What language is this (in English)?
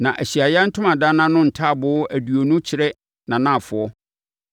Akan